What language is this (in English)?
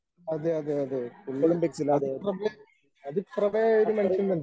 Malayalam